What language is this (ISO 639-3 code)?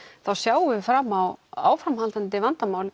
isl